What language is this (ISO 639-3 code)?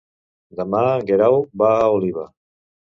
cat